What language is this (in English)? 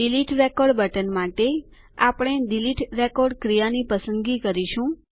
Gujarati